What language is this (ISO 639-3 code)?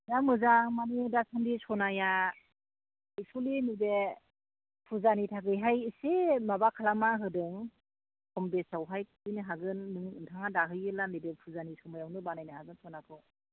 brx